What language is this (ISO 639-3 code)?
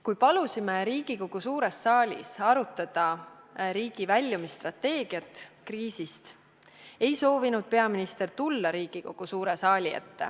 est